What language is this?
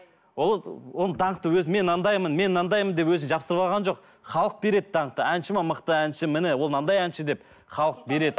Kazakh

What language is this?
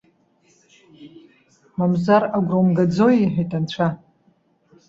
Abkhazian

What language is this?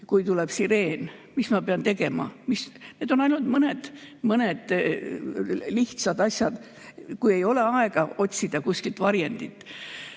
Estonian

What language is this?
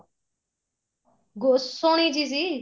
Punjabi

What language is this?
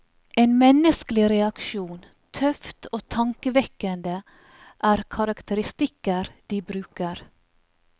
Norwegian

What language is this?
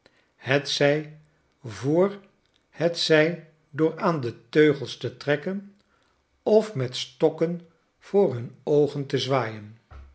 Dutch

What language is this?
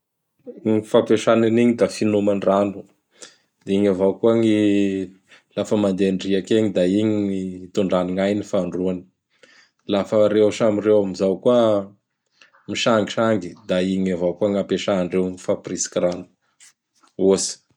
Bara Malagasy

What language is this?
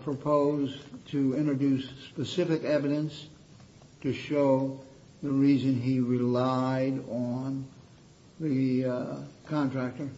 English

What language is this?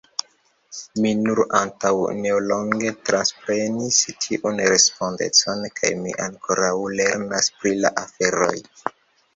Esperanto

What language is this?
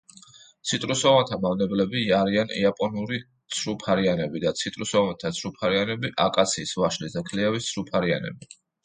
Georgian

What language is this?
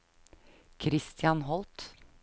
Norwegian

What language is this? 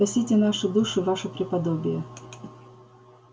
Russian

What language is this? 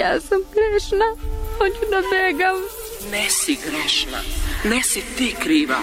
Croatian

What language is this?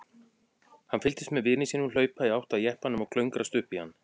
Icelandic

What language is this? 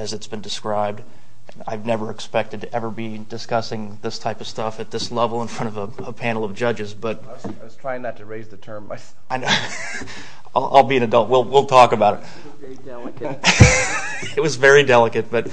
English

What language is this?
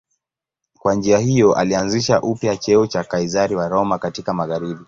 Swahili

